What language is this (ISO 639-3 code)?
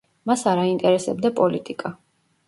kat